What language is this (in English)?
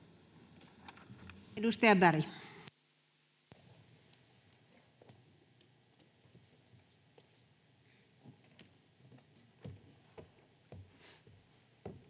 Finnish